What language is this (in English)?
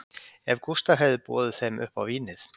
Icelandic